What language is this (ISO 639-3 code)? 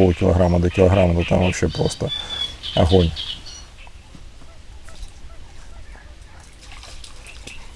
rus